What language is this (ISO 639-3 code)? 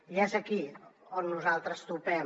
cat